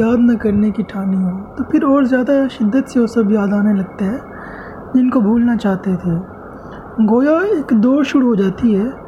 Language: Urdu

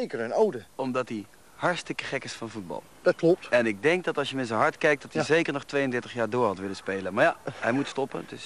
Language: Dutch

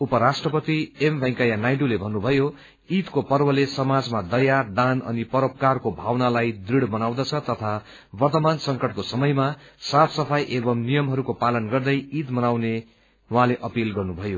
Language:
Nepali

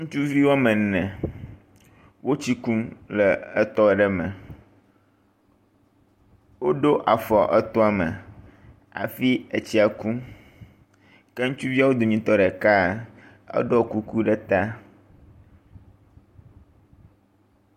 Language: Ewe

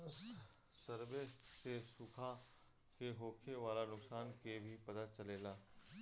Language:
Bhojpuri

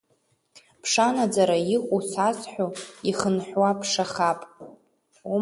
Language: Abkhazian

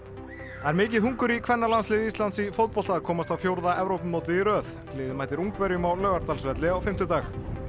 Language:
Icelandic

